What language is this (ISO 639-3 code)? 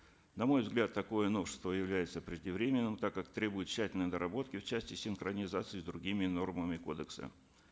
kaz